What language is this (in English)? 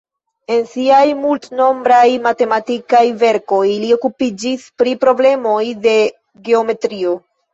Esperanto